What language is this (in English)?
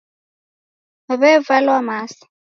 Taita